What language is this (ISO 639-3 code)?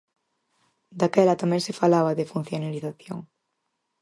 glg